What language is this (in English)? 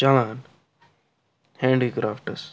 Kashmiri